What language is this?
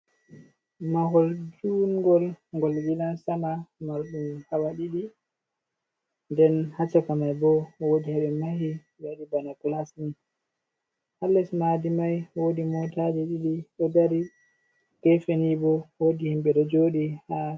Fula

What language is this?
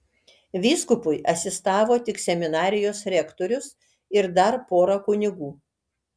Lithuanian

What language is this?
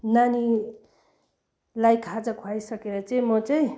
Nepali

